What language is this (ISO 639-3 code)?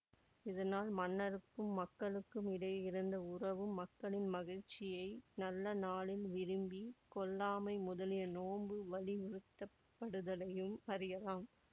tam